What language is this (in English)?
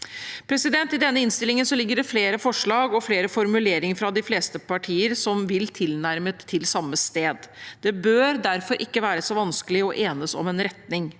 Norwegian